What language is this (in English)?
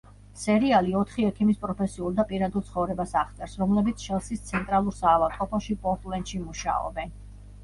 Georgian